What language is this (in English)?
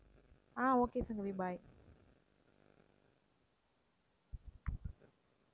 Tamil